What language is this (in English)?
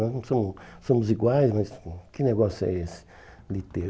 Portuguese